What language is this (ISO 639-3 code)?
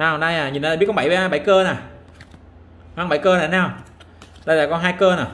vie